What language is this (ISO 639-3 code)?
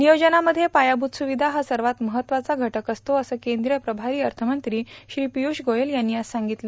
mar